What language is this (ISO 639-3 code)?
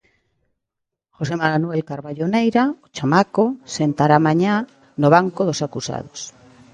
glg